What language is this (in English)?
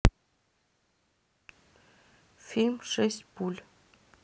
Russian